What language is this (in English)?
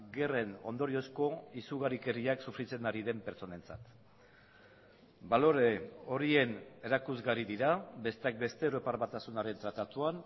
Basque